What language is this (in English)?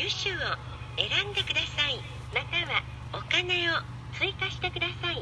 Japanese